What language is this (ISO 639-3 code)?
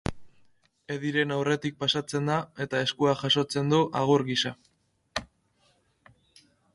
eus